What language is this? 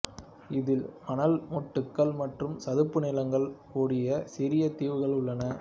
Tamil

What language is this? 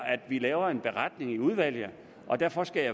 Danish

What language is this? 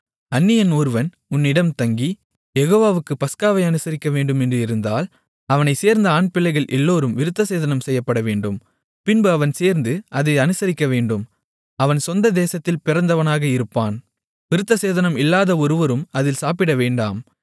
Tamil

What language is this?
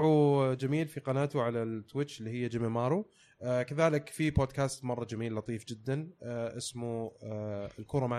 Arabic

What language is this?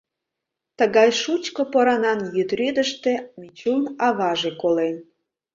Mari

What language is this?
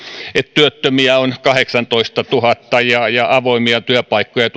Finnish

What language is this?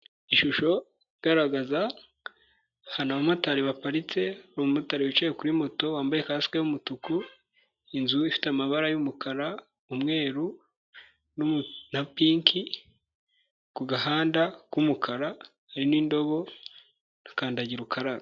Kinyarwanda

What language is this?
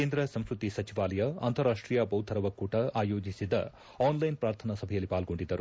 Kannada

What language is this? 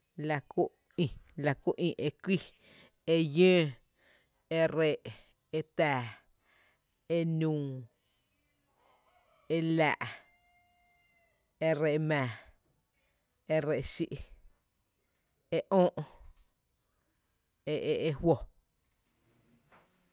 Tepinapa Chinantec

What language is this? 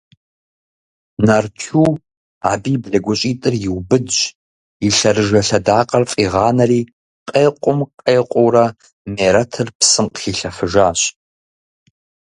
Kabardian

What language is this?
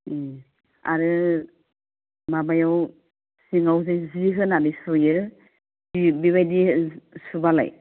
Bodo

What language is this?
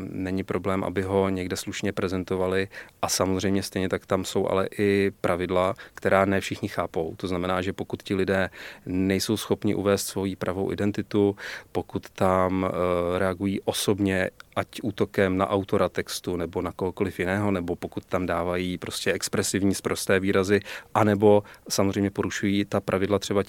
Czech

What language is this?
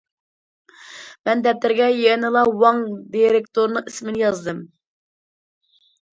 Uyghur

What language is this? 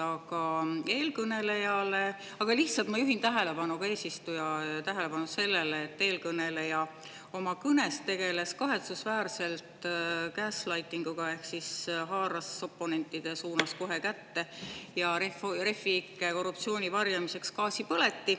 Estonian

